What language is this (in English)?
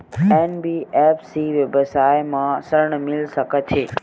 Chhattisgarhi